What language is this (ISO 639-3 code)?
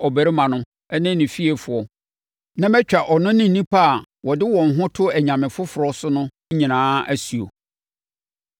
aka